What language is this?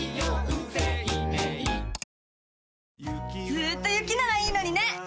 Japanese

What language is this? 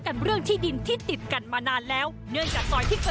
Thai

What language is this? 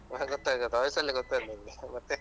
Kannada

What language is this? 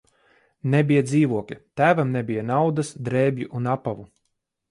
Latvian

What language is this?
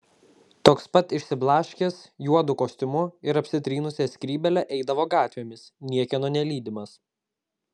Lithuanian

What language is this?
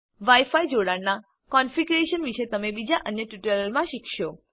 Gujarati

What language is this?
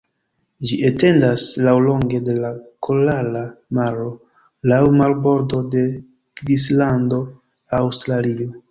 Esperanto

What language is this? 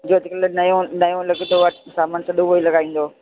Sindhi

